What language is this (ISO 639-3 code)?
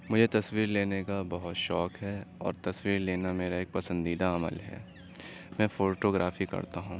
urd